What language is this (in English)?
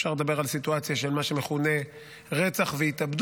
Hebrew